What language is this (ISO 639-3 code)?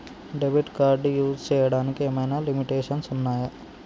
tel